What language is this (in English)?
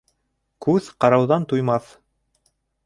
Bashkir